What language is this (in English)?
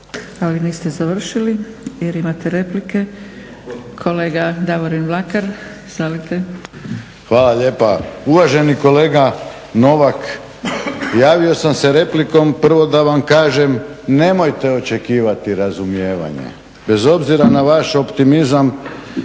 Croatian